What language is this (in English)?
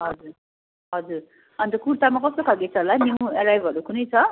Nepali